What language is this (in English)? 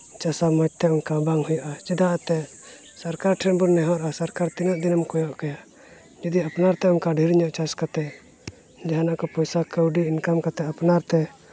Santali